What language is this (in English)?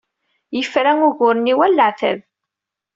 Kabyle